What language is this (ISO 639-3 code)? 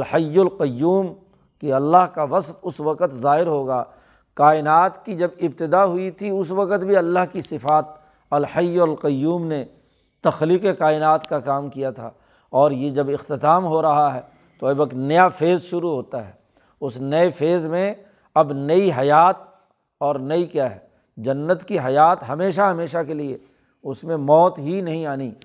urd